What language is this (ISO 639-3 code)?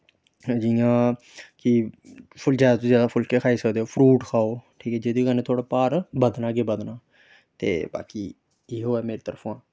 doi